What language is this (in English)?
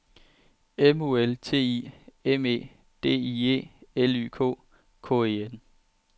Danish